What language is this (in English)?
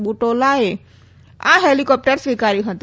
Gujarati